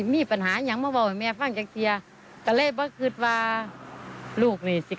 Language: Thai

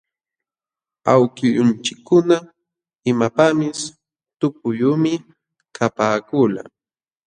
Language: Jauja Wanca Quechua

